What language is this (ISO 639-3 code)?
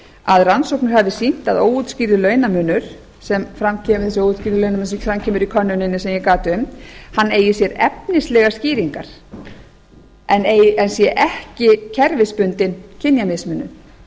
isl